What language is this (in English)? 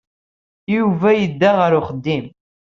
Kabyle